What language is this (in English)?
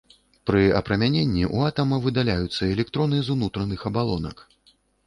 Belarusian